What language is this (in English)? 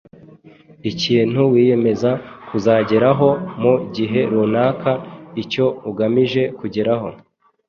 Kinyarwanda